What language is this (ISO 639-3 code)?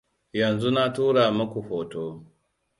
hau